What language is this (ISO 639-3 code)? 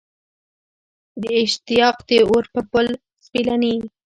pus